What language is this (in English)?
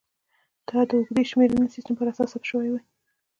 Pashto